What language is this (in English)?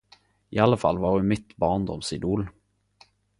Norwegian Nynorsk